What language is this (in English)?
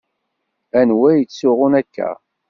Kabyle